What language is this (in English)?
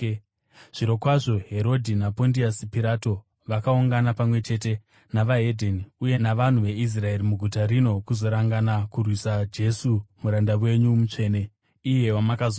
Shona